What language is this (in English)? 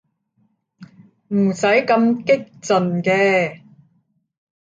Cantonese